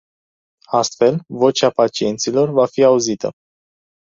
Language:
Romanian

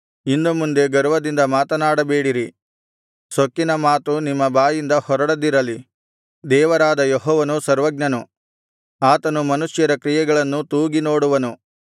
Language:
Kannada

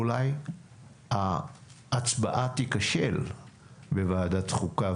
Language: Hebrew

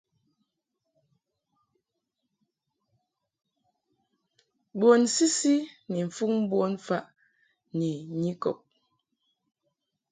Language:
Mungaka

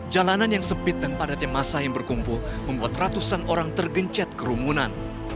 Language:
Indonesian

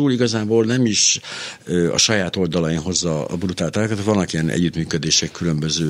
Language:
Hungarian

